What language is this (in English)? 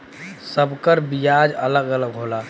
Bhojpuri